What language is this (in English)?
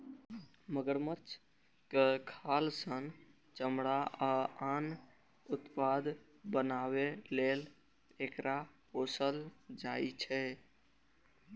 Maithili